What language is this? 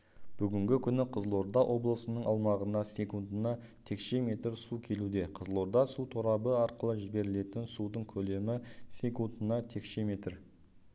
Kazakh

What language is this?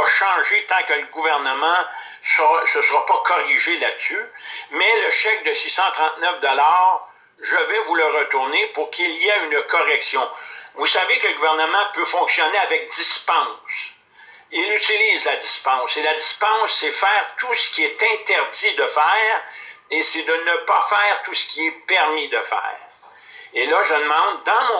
French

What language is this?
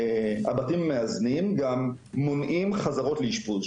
Hebrew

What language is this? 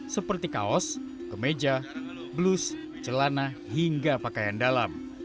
Indonesian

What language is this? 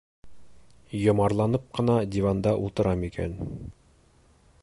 Bashkir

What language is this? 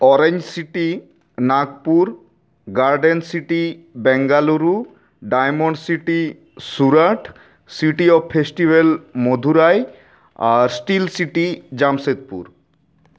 Santali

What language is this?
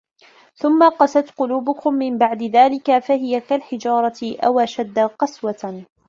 Arabic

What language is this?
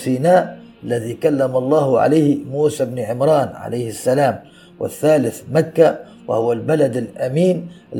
Arabic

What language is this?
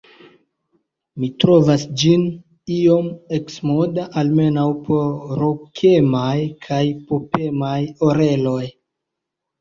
Esperanto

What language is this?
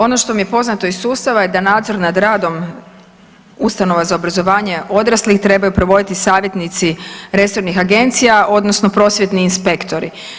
Croatian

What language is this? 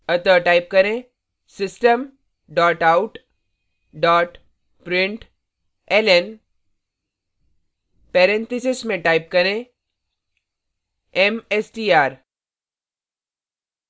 Hindi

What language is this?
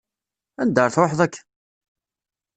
Kabyle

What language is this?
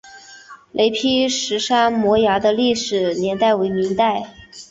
Chinese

